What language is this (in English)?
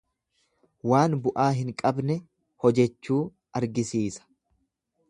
Oromo